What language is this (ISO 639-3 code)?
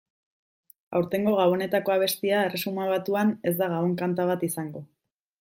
eus